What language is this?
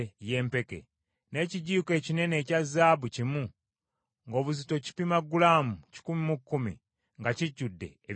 Ganda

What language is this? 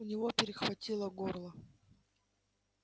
Russian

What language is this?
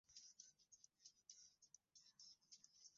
Swahili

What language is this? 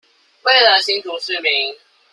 Chinese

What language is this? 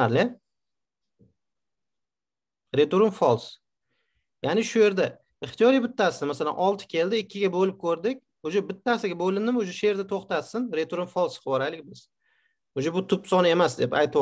Turkish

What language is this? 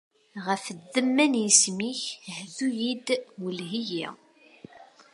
Kabyle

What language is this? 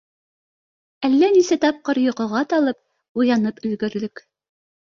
Bashkir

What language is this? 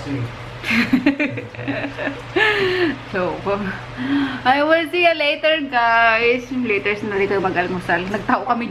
Filipino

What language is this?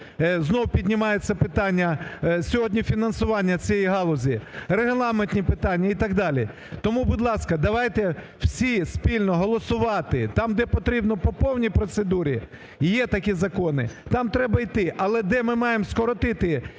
Ukrainian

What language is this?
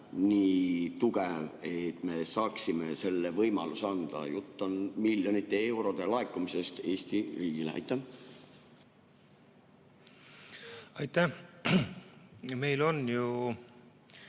Estonian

